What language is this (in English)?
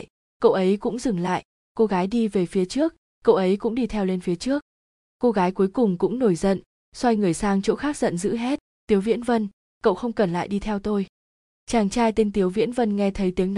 Vietnamese